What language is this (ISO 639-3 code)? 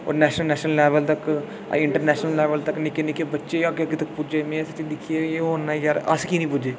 doi